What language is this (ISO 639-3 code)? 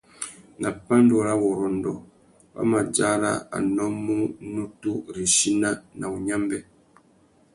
bag